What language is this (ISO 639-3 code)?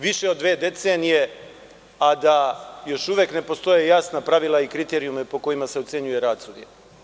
srp